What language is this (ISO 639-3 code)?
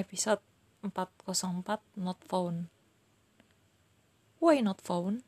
ind